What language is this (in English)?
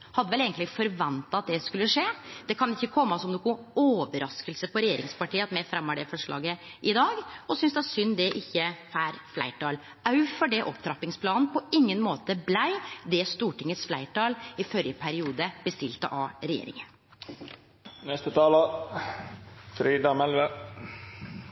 Norwegian Nynorsk